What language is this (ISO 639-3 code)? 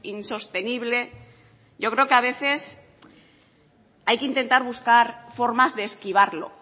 spa